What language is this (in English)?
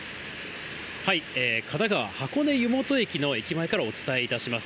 Japanese